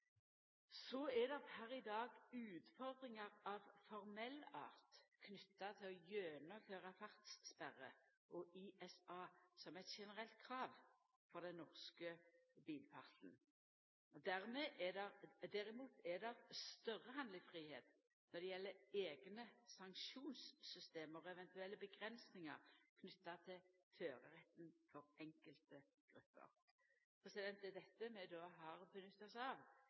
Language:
Norwegian Nynorsk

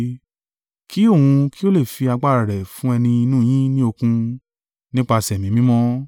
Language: Yoruba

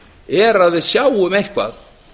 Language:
Icelandic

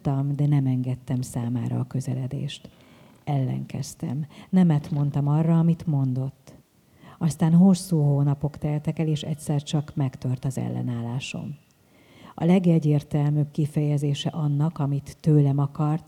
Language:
Hungarian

